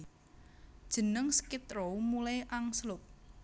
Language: Javanese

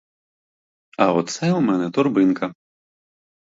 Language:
Ukrainian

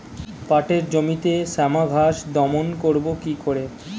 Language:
Bangla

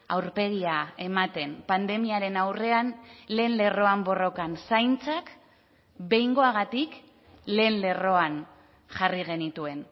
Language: Basque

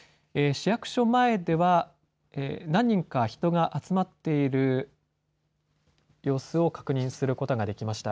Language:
Japanese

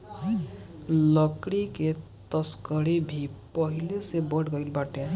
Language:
Bhojpuri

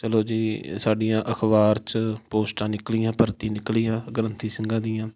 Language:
Punjabi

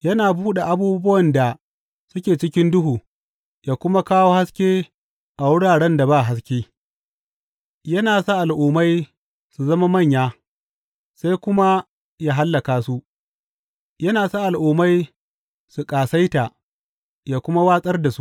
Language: Hausa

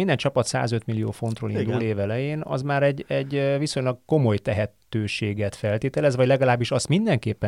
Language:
Hungarian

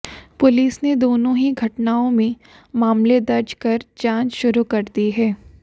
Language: Hindi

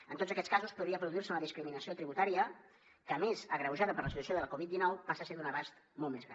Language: Catalan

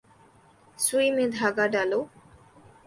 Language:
Urdu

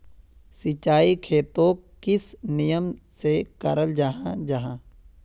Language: Magahi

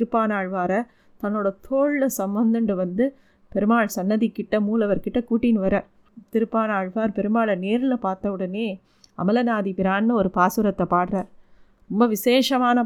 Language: Tamil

